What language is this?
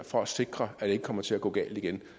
Danish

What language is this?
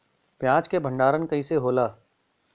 Bhojpuri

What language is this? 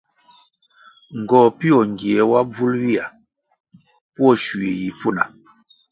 Kwasio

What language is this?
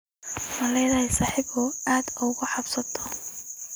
Somali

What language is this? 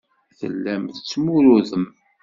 Kabyle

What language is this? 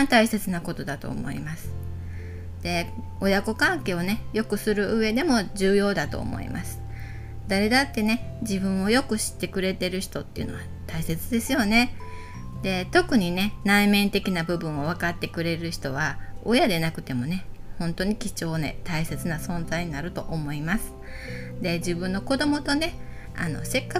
Japanese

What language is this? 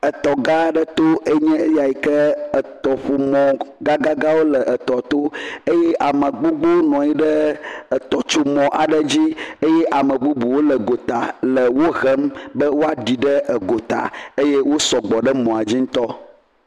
Ewe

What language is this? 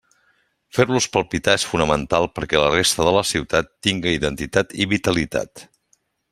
Catalan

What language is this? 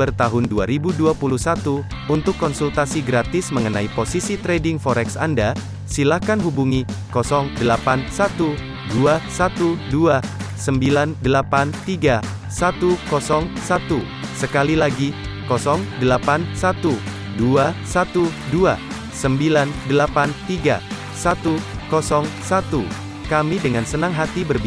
Indonesian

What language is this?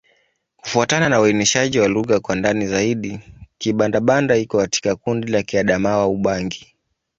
Swahili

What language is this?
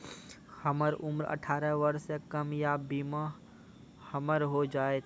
Maithili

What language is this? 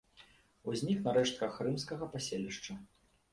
Belarusian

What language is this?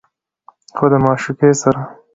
Pashto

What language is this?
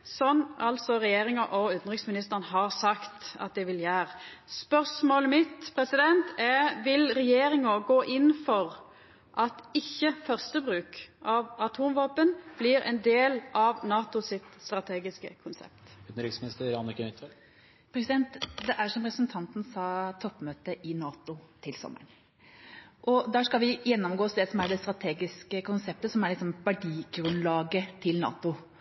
Norwegian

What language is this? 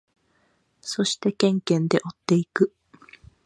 Japanese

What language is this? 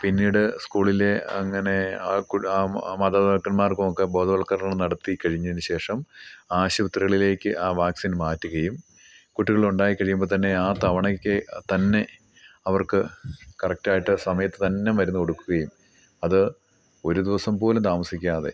Malayalam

